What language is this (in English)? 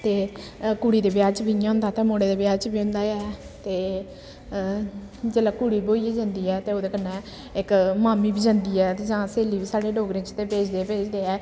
Dogri